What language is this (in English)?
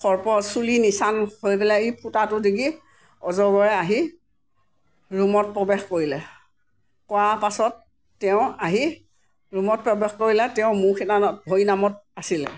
Assamese